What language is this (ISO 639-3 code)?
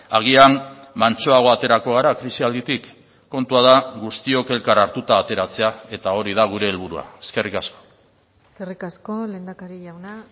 eus